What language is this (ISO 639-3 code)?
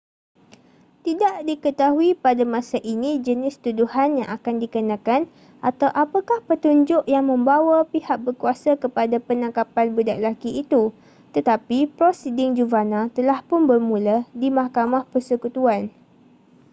msa